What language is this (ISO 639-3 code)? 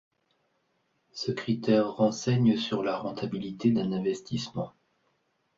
fra